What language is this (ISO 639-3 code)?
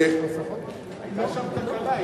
heb